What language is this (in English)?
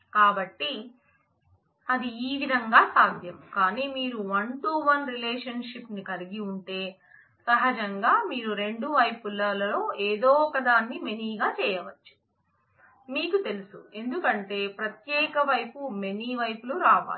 Telugu